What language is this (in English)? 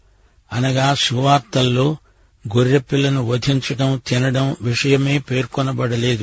Telugu